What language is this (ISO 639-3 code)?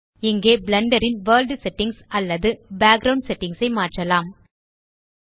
tam